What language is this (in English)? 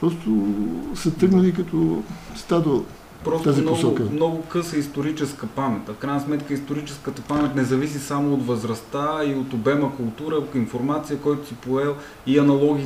Bulgarian